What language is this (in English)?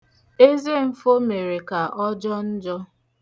Igbo